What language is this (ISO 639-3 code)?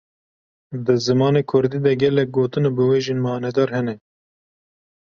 kur